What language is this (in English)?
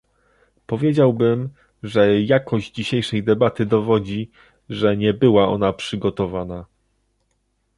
Polish